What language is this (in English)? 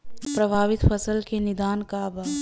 Bhojpuri